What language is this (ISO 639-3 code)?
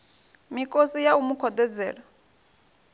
ven